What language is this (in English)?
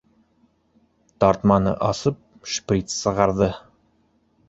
Bashkir